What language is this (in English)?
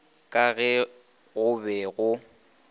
Northern Sotho